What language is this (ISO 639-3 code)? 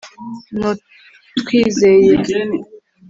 kin